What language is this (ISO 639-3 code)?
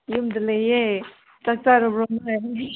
mni